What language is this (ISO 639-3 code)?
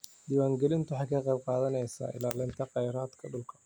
som